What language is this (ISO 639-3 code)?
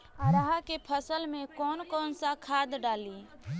bho